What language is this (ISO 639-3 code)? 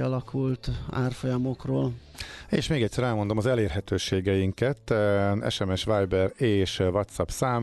hun